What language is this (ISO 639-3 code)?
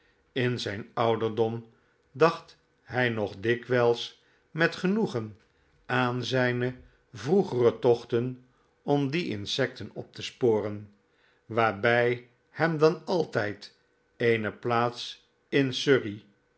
nld